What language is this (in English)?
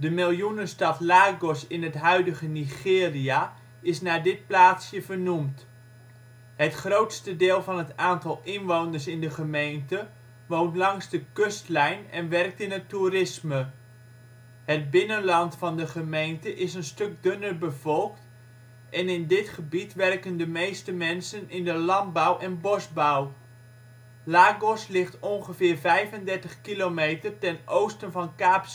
Dutch